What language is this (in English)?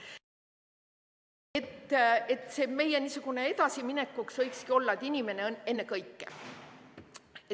Estonian